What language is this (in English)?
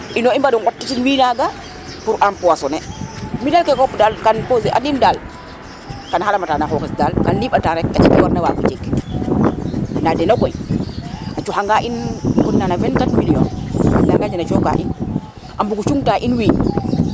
Serer